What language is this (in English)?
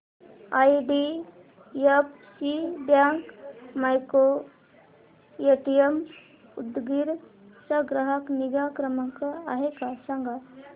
Marathi